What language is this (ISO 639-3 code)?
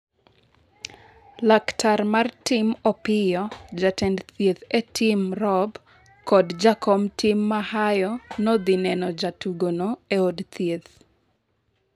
luo